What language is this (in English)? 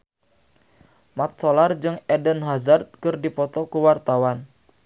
Sundanese